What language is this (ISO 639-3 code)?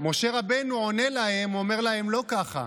heb